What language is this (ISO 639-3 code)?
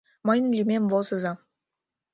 chm